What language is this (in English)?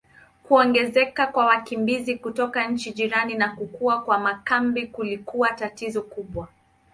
Swahili